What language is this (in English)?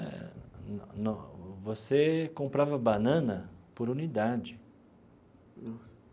Portuguese